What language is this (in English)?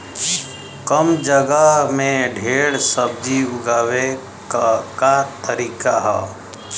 Bhojpuri